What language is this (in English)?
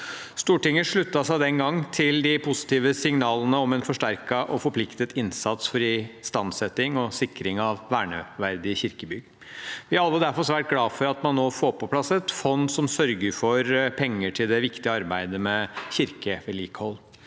Norwegian